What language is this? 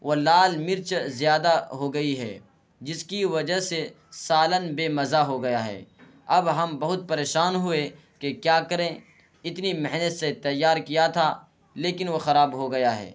Urdu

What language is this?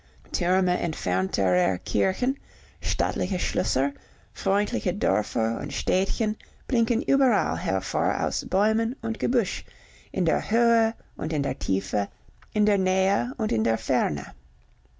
German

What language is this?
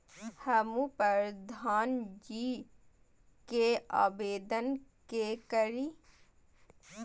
Maithili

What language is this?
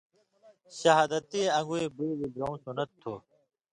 Indus Kohistani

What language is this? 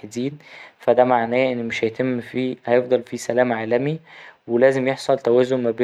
Egyptian Arabic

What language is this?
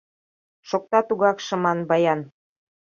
Mari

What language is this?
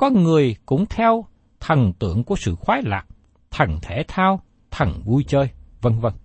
Vietnamese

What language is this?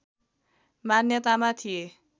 Nepali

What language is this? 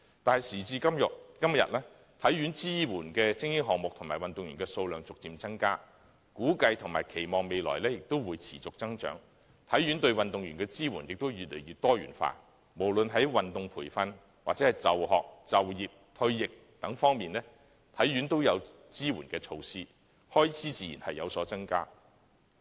Cantonese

